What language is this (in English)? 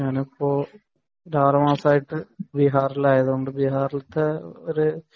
Malayalam